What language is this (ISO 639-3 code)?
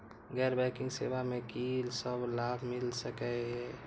mai